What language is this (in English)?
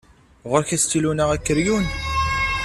Kabyle